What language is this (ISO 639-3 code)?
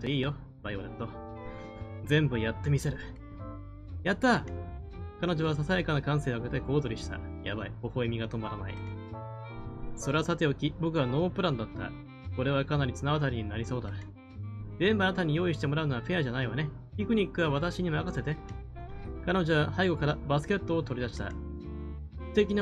jpn